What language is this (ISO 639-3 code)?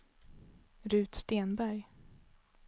swe